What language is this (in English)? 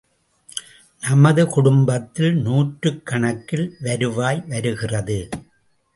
Tamil